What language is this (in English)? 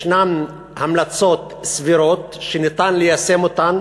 Hebrew